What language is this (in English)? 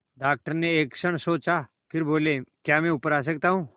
Hindi